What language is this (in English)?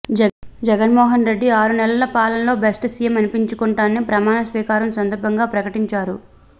Telugu